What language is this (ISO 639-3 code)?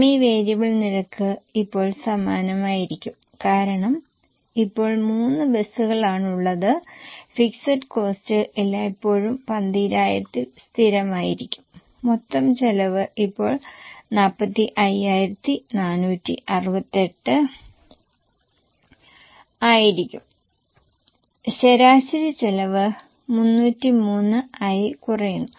mal